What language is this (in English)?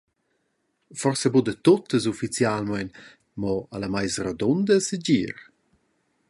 Romansh